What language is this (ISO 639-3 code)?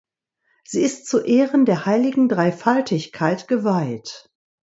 deu